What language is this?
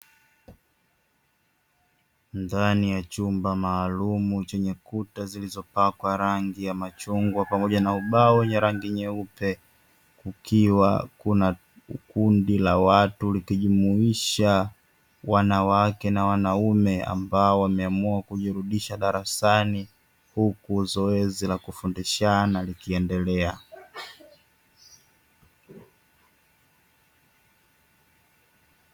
Swahili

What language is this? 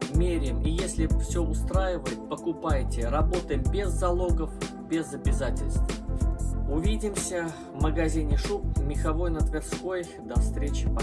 Russian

